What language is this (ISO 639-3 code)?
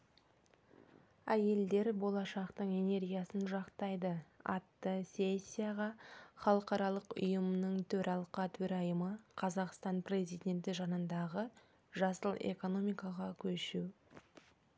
kaz